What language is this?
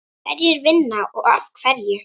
Icelandic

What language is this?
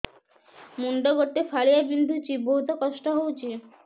Odia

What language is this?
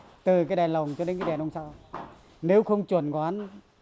Vietnamese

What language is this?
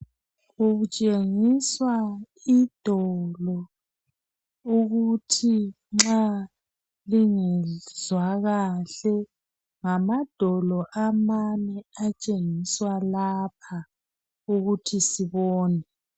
North Ndebele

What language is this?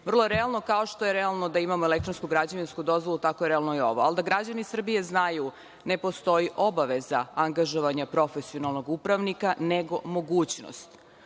Serbian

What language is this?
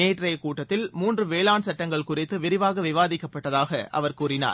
Tamil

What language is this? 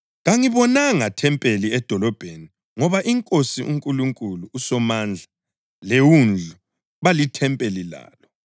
North Ndebele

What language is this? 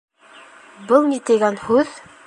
Bashkir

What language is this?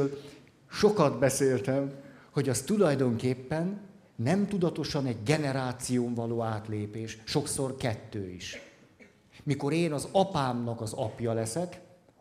Hungarian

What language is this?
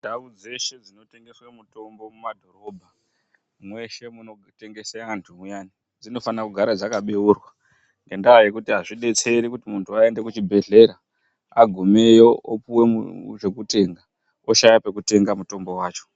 Ndau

